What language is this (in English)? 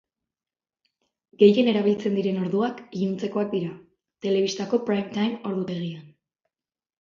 Basque